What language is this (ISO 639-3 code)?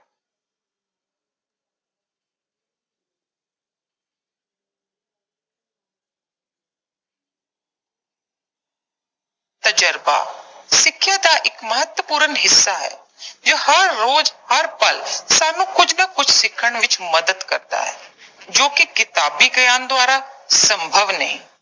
pan